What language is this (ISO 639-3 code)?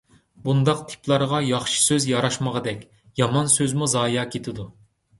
uig